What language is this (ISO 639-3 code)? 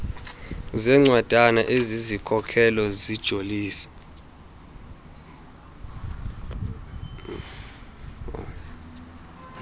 xho